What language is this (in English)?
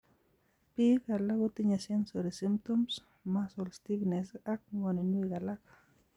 Kalenjin